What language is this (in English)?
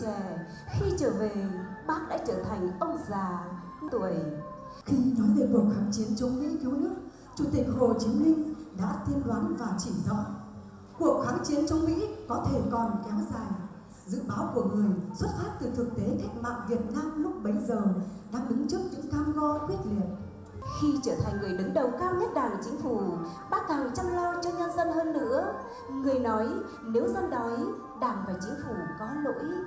Vietnamese